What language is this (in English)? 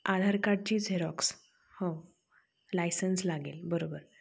Marathi